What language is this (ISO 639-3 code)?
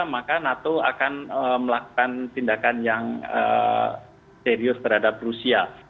ind